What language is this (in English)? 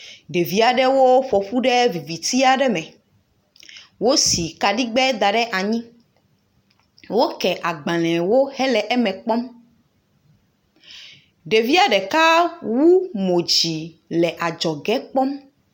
Ewe